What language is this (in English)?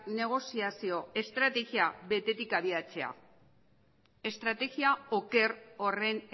Basque